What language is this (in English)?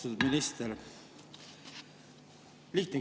Estonian